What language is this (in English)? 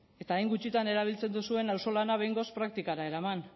Basque